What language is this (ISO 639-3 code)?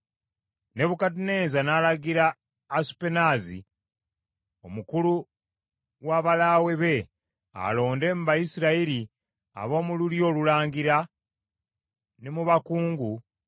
lug